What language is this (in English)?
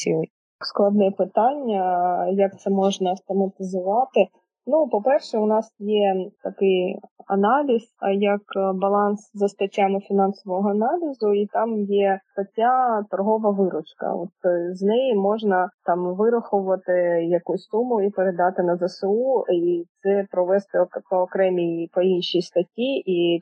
Ukrainian